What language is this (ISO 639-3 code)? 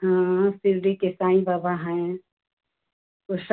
hin